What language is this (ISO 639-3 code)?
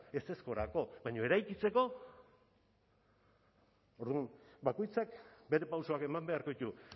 eus